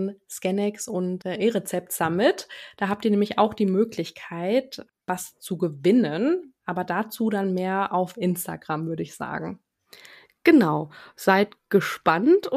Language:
German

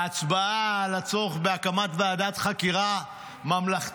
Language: Hebrew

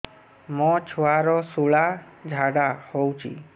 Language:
Odia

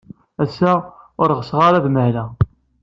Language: Kabyle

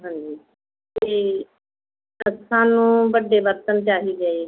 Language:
Punjabi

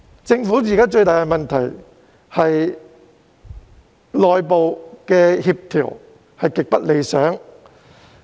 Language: Cantonese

